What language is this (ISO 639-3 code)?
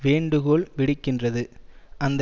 tam